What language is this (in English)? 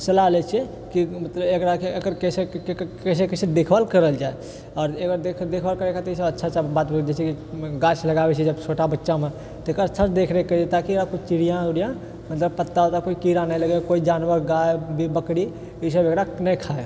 Maithili